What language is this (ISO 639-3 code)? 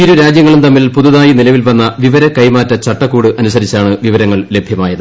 mal